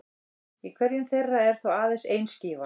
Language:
Icelandic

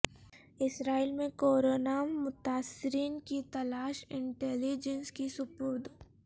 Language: Urdu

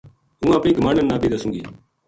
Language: Gujari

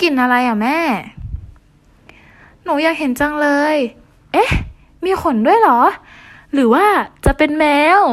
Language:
Thai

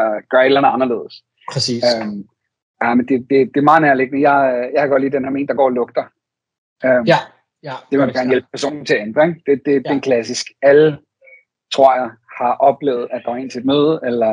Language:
Danish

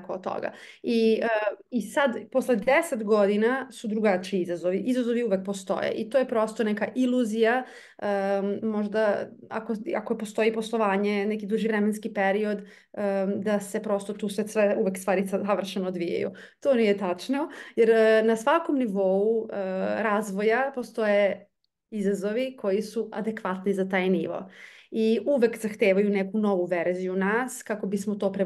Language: Croatian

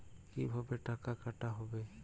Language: Bangla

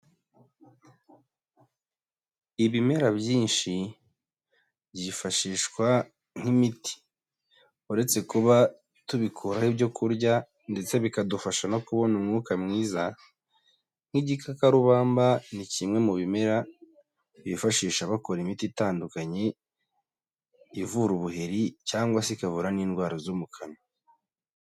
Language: Kinyarwanda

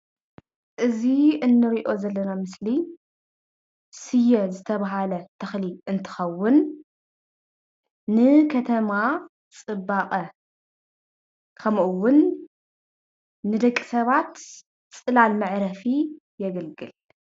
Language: Tigrinya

